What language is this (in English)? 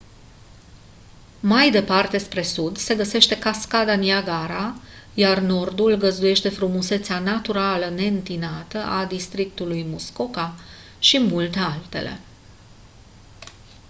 Romanian